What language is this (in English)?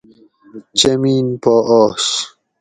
Gawri